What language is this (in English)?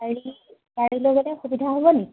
Assamese